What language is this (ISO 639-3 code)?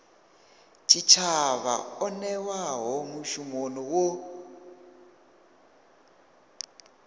ven